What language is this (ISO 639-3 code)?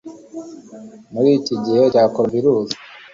kin